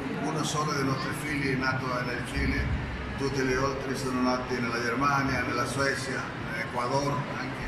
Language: Italian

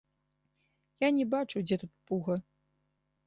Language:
Belarusian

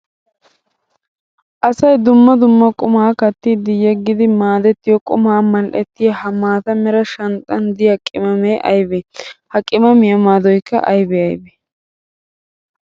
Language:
Wolaytta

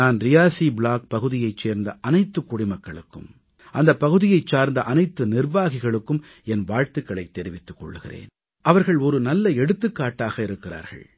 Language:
Tamil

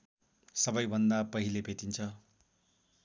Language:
Nepali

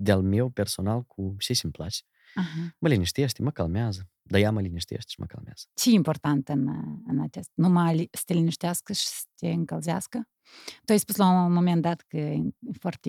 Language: Romanian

